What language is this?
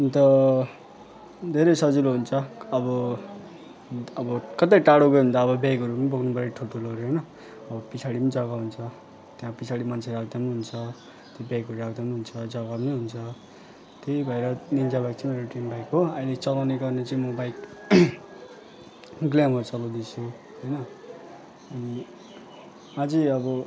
Nepali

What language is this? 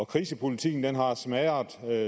Danish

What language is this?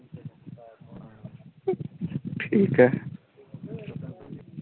Dogri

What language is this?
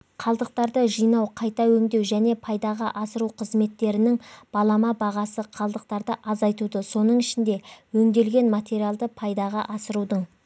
Kazakh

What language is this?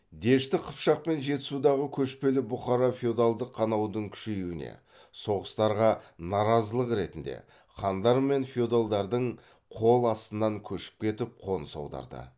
Kazakh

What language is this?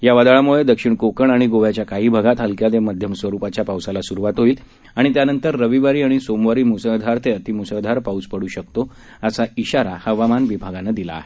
Marathi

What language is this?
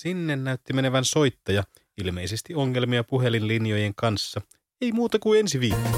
Finnish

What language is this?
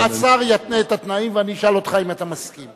Hebrew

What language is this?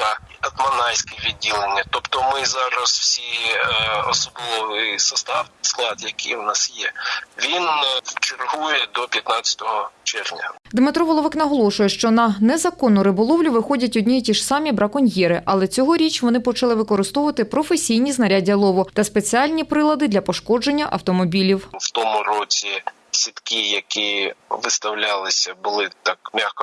Ukrainian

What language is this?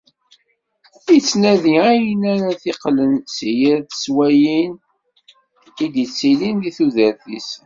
Kabyle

